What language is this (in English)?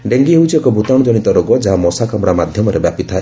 Odia